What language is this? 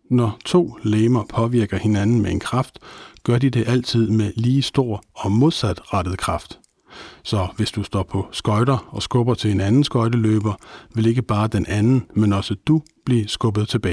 Danish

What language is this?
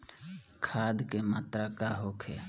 Bhojpuri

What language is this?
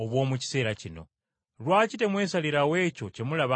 Ganda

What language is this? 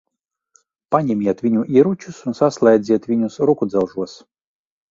Latvian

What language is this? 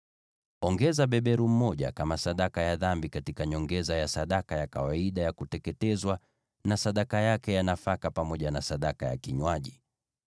Swahili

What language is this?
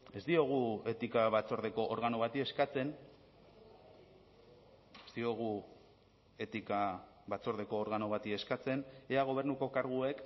Basque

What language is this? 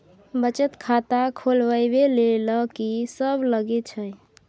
Maithili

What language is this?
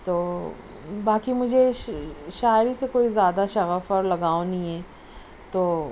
Urdu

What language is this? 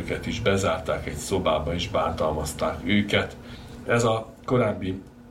Hungarian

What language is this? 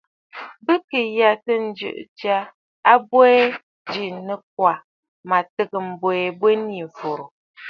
Bafut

